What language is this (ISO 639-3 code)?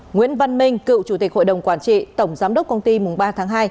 vie